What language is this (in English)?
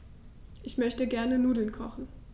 German